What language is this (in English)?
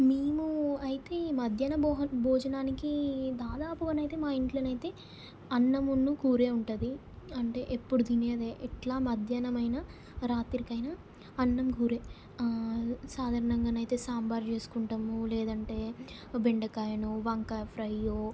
Telugu